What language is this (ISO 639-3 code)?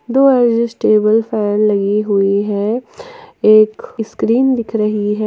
hin